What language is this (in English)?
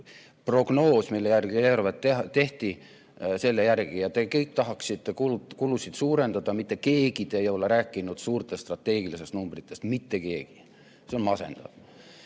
Estonian